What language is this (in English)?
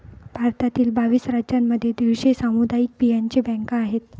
Marathi